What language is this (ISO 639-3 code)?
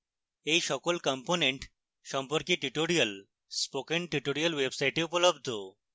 ben